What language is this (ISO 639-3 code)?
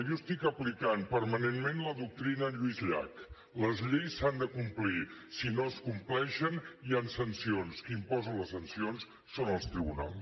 cat